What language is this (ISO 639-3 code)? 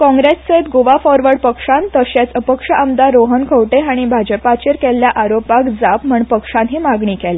kok